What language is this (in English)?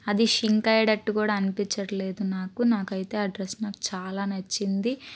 Telugu